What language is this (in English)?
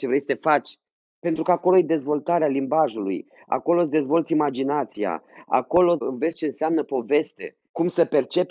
Romanian